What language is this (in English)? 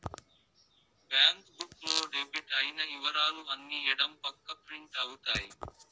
Telugu